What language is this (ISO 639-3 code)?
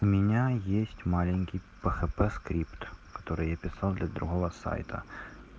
rus